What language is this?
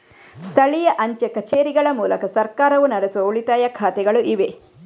Kannada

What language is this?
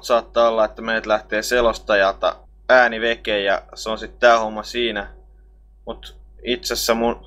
Finnish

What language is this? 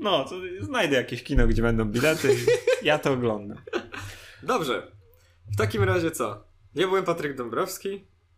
Polish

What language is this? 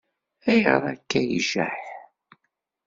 Kabyle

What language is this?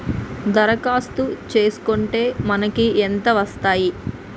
Telugu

